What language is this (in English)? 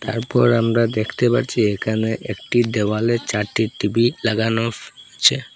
Bangla